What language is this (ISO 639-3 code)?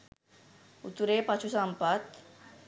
sin